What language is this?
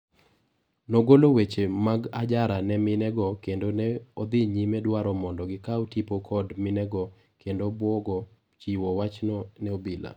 Luo (Kenya and Tanzania)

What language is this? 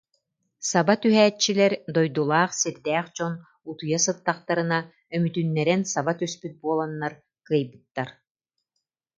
Yakut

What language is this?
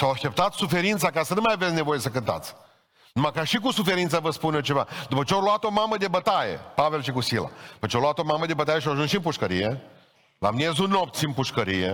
Romanian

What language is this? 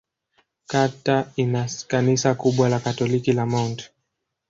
Swahili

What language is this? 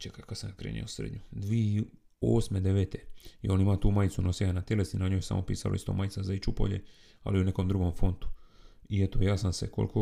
Croatian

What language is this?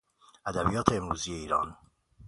Persian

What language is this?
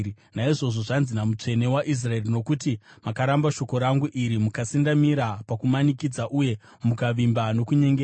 Shona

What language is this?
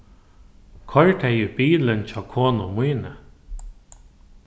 Faroese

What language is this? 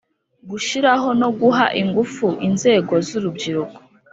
Kinyarwanda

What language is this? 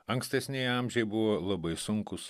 Lithuanian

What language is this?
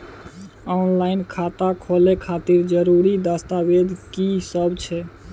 Maithili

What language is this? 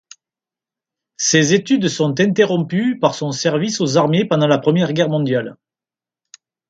French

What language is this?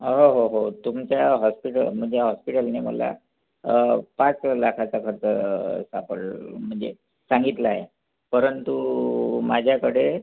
Marathi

